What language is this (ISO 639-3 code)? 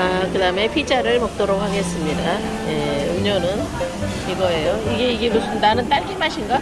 kor